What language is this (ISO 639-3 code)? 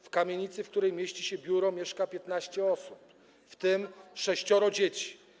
pol